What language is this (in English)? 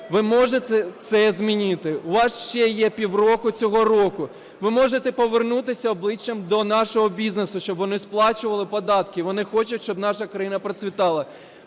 Ukrainian